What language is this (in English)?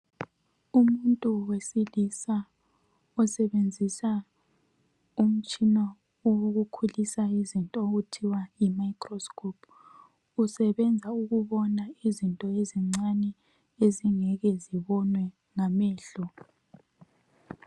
North Ndebele